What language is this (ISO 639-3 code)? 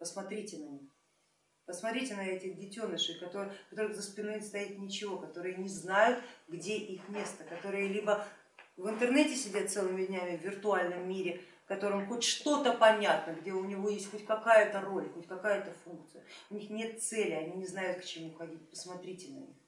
rus